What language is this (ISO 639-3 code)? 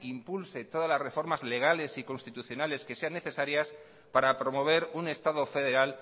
spa